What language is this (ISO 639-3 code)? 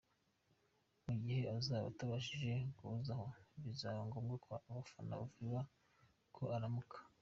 kin